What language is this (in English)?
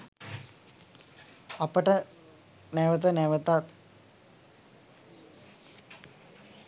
Sinhala